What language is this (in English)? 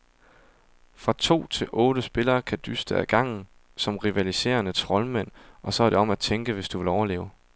Danish